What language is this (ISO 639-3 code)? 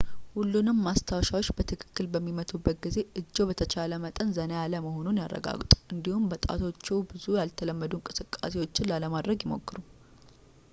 amh